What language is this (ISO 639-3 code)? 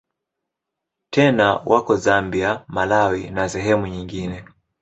swa